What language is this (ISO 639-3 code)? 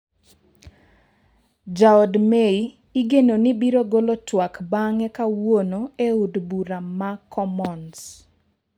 luo